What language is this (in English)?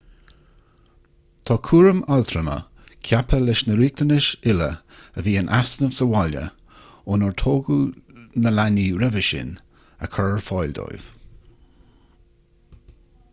Irish